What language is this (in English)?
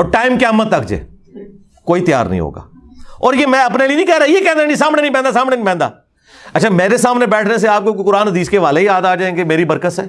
Urdu